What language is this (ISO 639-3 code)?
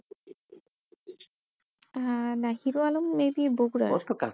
ben